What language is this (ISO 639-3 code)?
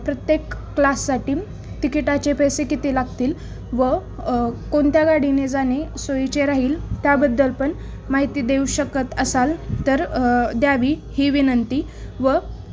mar